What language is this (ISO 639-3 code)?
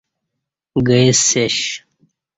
bsh